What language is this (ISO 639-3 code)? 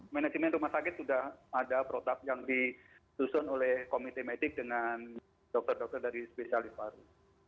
ind